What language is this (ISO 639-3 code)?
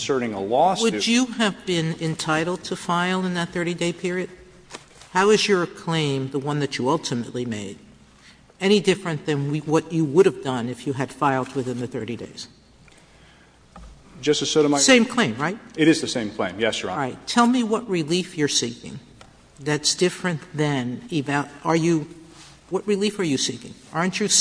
eng